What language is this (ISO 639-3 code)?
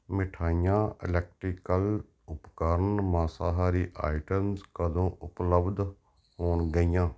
pan